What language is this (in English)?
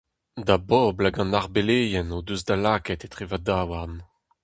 Breton